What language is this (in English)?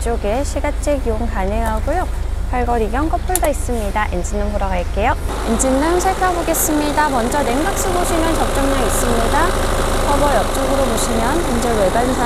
Korean